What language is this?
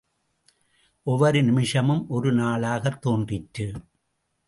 Tamil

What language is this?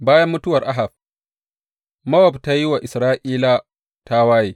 Hausa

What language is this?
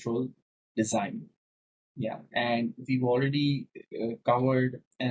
English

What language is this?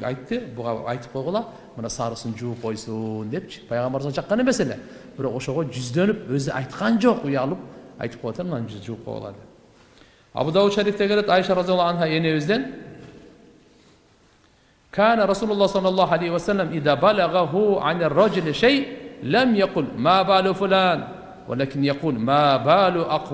Turkish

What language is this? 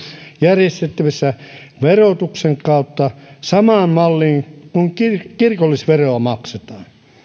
Finnish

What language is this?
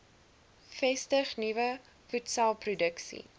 Afrikaans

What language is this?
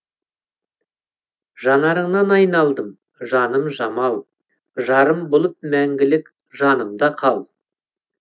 Kazakh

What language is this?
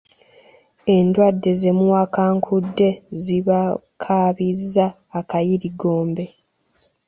Ganda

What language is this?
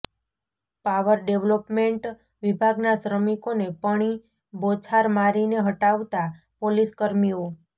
Gujarati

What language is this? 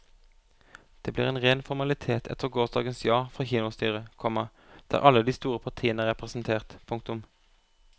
Norwegian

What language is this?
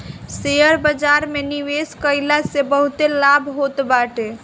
Bhojpuri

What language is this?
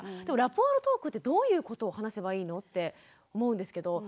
Japanese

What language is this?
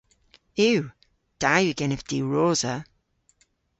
Cornish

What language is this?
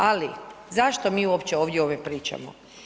Croatian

